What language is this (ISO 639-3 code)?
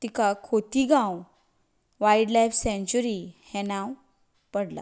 kok